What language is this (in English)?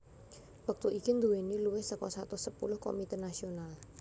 Javanese